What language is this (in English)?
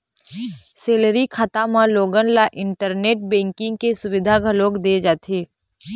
Chhattisgarhi